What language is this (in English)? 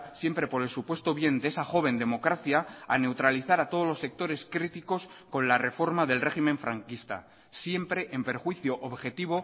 Spanish